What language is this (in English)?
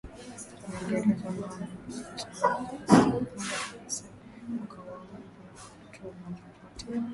Swahili